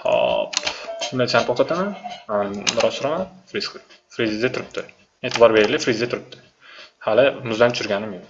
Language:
Turkish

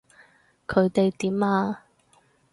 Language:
Cantonese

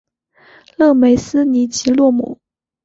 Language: Chinese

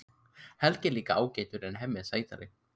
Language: Icelandic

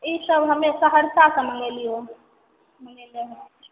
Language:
Maithili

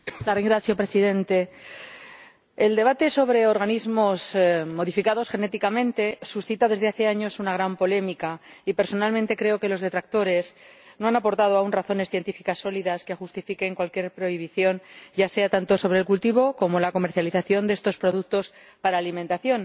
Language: Spanish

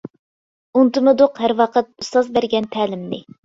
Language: Uyghur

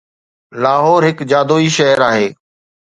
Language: Sindhi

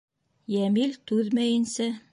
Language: Bashkir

